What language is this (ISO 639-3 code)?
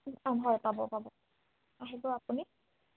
asm